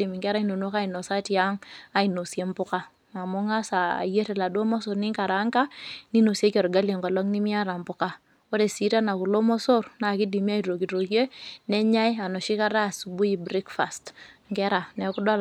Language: Masai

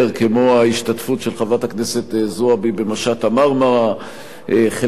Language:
Hebrew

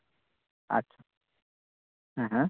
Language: Santali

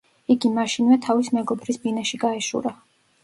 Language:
Georgian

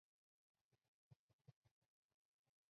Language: Chinese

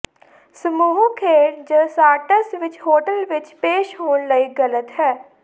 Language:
Punjabi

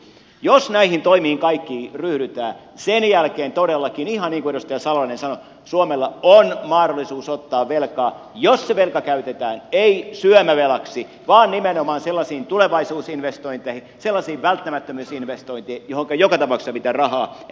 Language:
Finnish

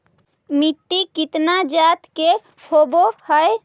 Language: Magahi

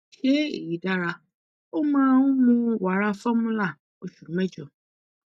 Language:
Yoruba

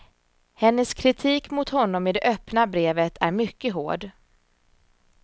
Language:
Swedish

